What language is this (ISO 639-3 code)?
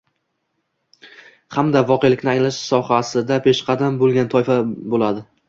uzb